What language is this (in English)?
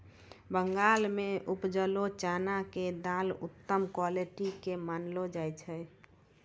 Maithili